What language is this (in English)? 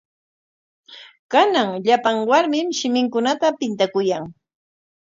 Corongo Ancash Quechua